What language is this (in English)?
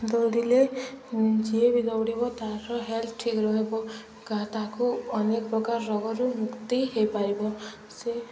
Odia